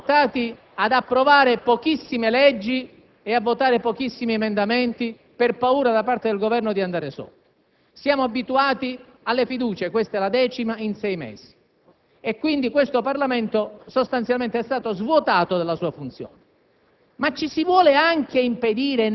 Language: Italian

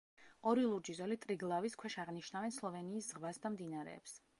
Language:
Georgian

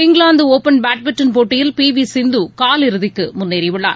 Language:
Tamil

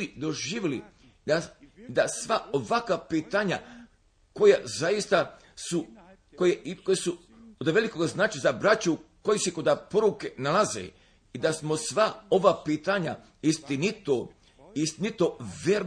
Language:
Croatian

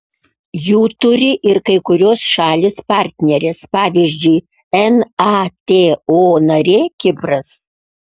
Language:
Lithuanian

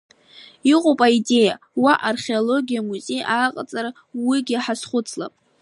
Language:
Abkhazian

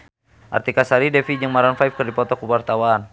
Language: Sundanese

